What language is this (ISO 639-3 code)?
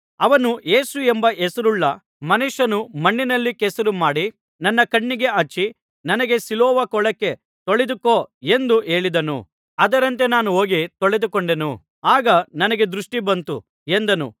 kan